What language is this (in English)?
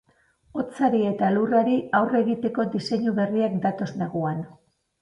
Basque